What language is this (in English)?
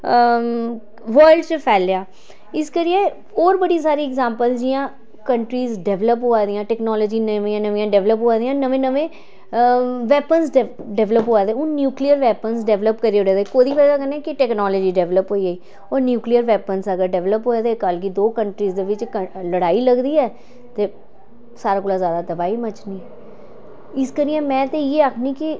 Dogri